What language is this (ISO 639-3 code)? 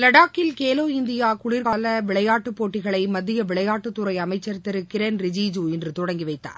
tam